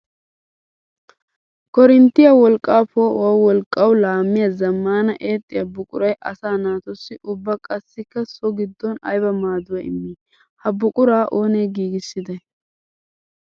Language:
Wolaytta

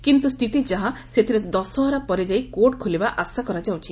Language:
Odia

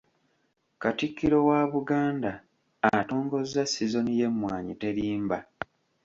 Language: Ganda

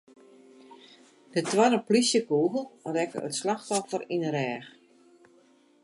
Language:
Western Frisian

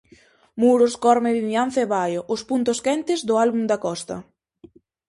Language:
Galician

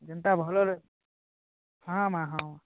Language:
Odia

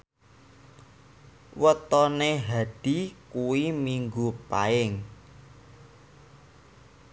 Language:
Javanese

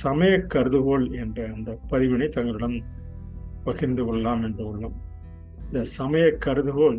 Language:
Tamil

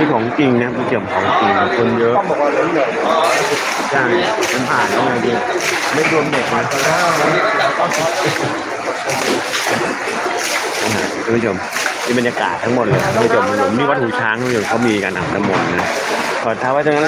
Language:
Thai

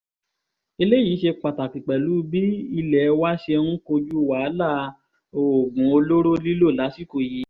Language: Yoruba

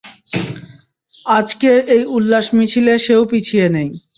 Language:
Bangla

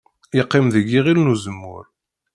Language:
Kabyle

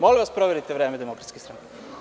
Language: Serbian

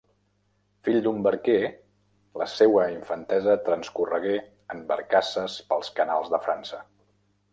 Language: Catalan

